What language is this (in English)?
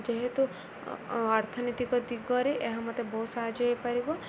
Odia